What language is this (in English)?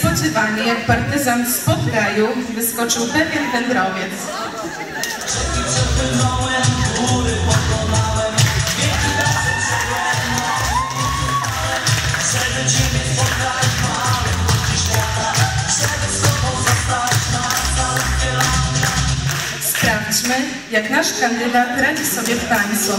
Polish